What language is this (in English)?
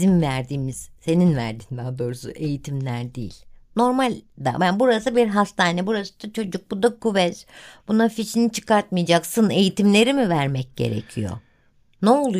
Turkish